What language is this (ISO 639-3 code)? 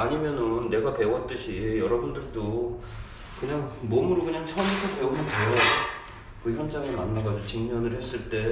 kor